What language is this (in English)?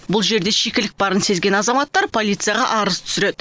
Kazakh